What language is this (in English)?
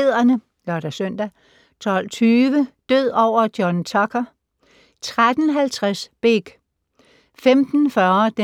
Danish